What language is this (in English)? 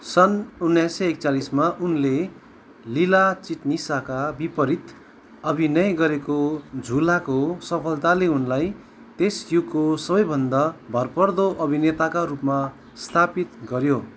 Nepali